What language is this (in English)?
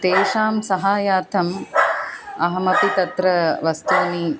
Sanskrit